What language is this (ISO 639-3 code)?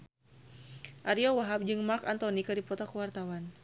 sun